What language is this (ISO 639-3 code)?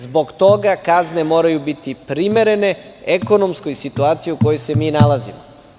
srp